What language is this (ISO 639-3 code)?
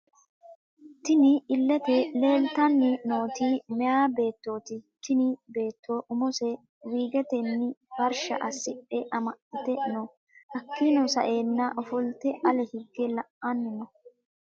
sid